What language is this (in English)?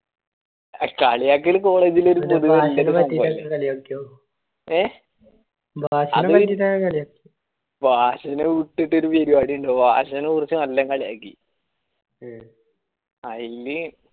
Malayalam